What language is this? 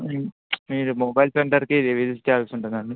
Telugu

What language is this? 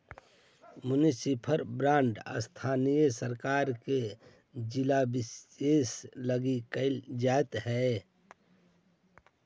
Magahi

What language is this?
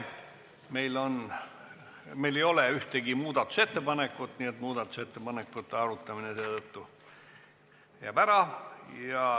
Estonian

